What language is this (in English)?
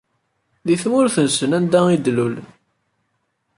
Kabyle